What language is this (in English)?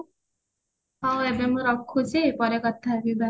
Odia